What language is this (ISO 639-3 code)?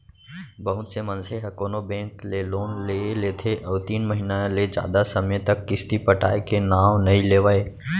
hne